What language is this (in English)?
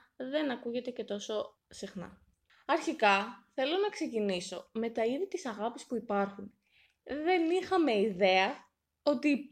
Greek